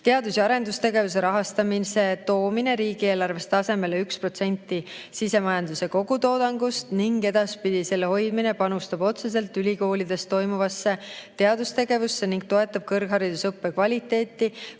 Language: Estonian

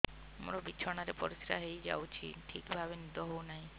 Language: Odia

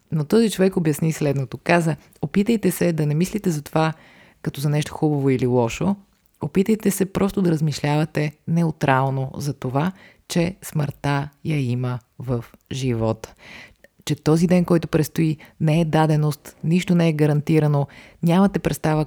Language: Bulgarian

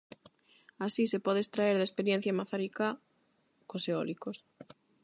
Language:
Galician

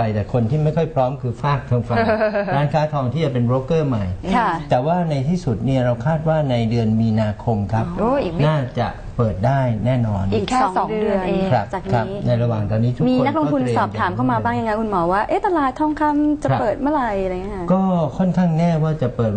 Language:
Thai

